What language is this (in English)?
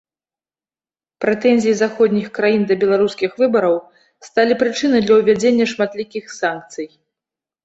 Belarusian